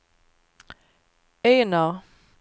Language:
Swedish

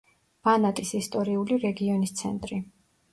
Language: Georgian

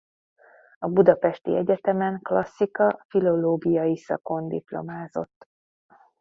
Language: Hungarian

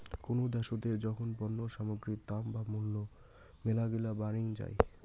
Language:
Bangla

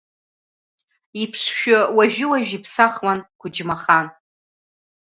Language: Abkhazian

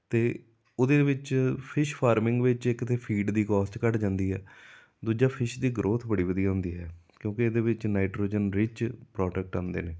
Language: Punjabi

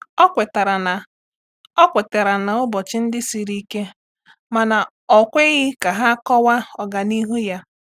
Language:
Igbo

